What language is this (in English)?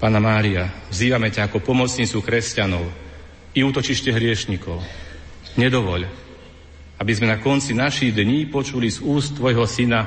Slovak